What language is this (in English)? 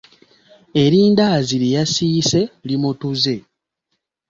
Ganda